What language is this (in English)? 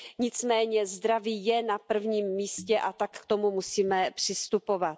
Czech